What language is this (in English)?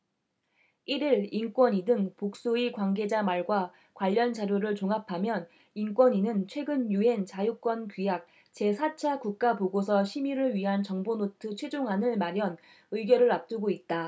Korean